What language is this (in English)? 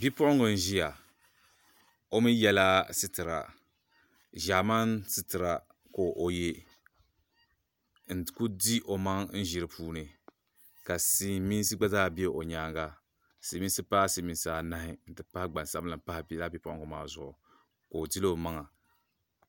Dagbani